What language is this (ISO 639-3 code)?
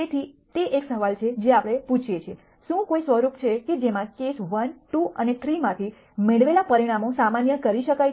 guj